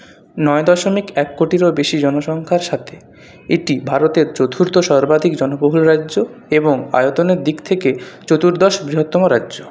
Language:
Bangla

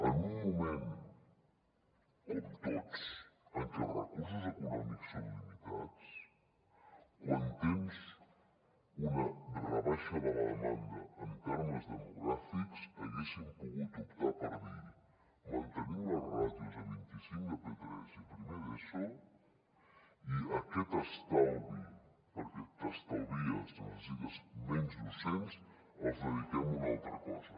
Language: Catalan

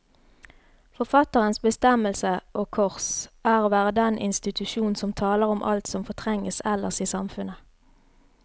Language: Norwegian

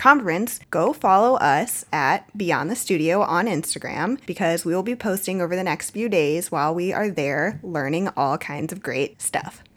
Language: English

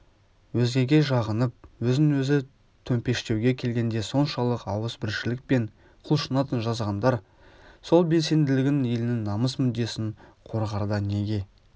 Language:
Kazakh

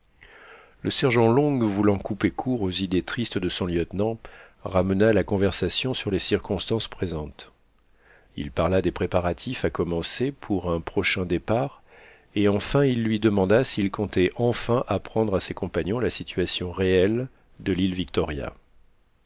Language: French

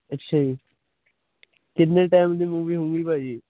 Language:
Punjabi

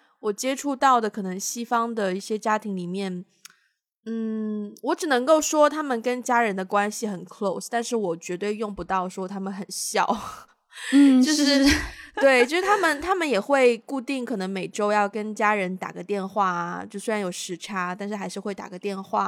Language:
Chinese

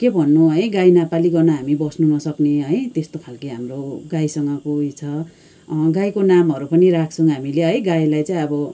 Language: Nepali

